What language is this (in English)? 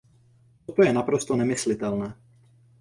Czech